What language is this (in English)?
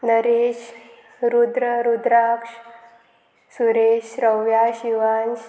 Konkani